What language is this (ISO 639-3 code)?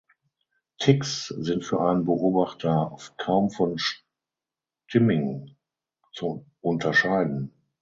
deu